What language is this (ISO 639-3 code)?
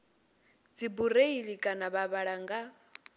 ven